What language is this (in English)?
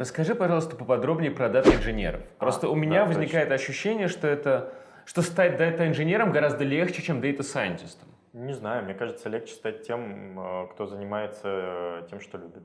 Russian